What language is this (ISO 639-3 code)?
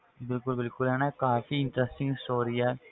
pan